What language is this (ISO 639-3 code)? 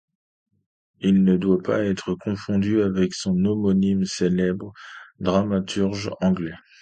fra